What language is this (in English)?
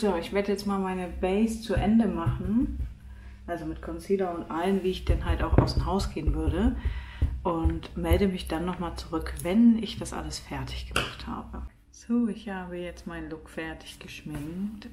German